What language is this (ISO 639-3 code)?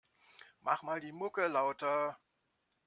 deu